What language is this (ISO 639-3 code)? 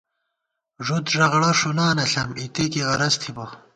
gwt